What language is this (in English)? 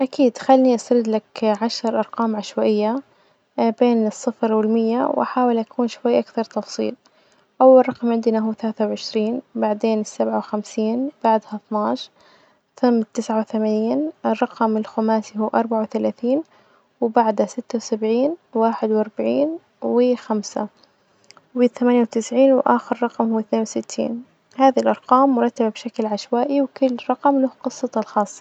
Najdi Arabic